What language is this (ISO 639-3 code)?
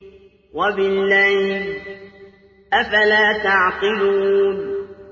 ara